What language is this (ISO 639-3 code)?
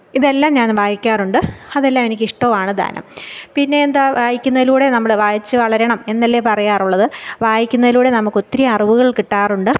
mal